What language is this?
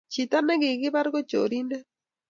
Kalenjin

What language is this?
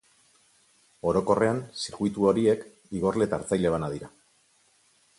Basque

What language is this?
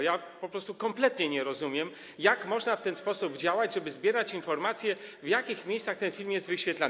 Polish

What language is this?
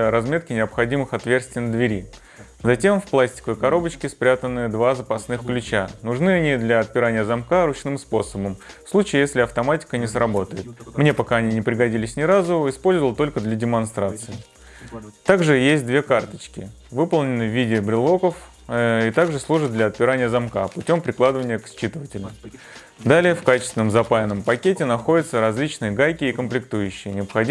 Russian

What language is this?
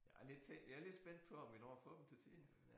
Danish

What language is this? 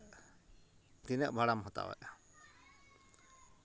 Santali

